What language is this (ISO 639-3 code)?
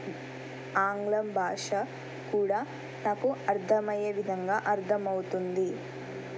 tel